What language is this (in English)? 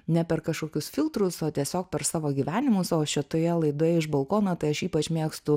Lithuanian